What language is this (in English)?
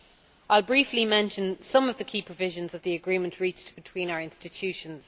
English